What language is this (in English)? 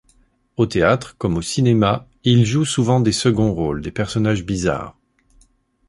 French